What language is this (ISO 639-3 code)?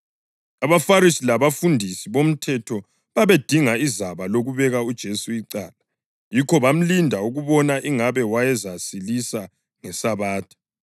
nde